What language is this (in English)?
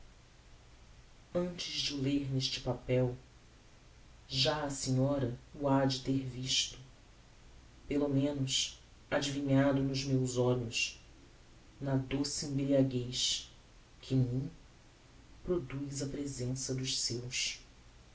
Portuguese